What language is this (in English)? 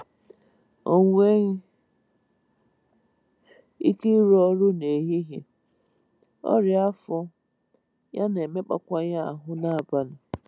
Igbo